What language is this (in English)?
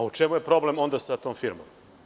Serbian